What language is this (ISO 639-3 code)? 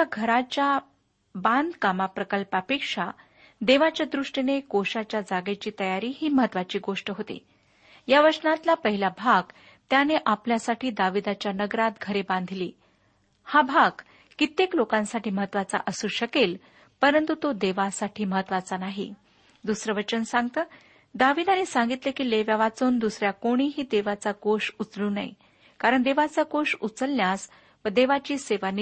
mar